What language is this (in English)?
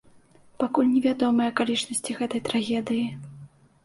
Belarusian